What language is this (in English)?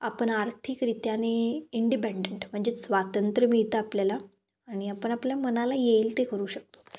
Marathi